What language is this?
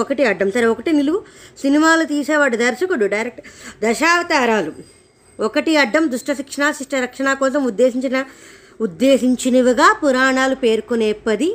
Telugu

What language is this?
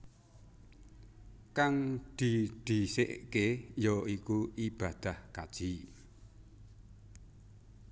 Javanese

